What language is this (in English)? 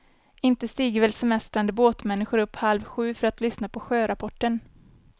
Swedish